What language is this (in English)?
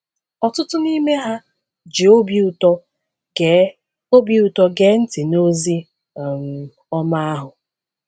Igbo